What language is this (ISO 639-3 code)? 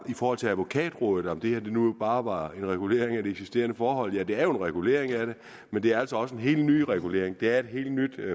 dan